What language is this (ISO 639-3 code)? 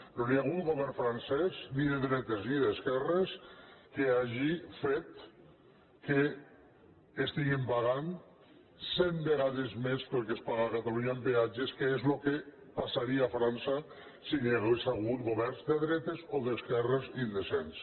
cat